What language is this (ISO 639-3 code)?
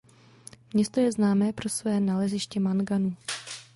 ces